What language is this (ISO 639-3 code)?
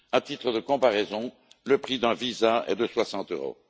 fra